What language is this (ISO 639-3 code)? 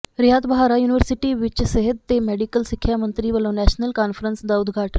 pan